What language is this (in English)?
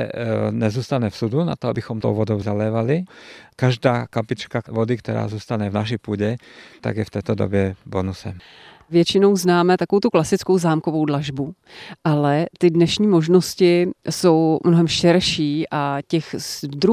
Czech